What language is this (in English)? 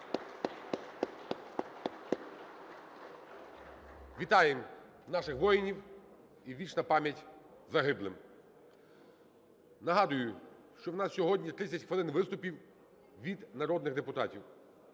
Ukrainian